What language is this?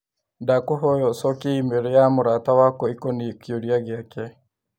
Kikuyu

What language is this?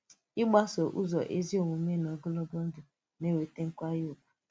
Igbo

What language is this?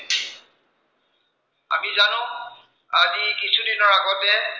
Assamese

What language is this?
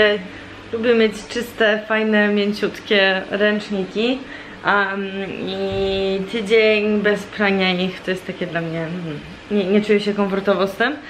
Polish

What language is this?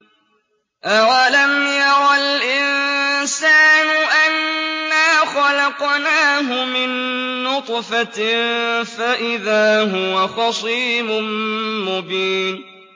Arabic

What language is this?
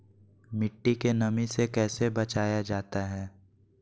Magahi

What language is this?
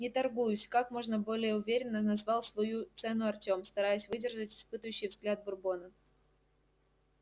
Russian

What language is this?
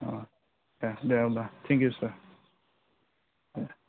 Bodo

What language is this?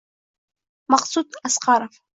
Uzbek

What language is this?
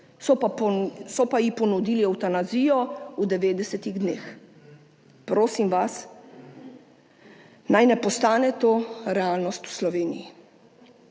Slovenian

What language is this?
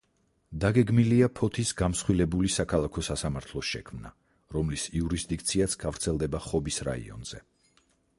Georgian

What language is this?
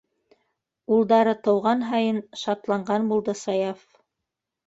Bashkir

